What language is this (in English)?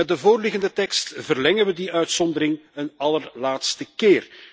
Dutch